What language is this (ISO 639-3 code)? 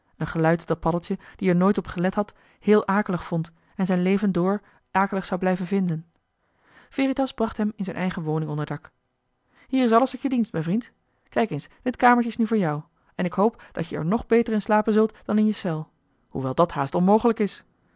nld